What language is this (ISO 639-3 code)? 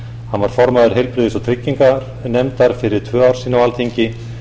isl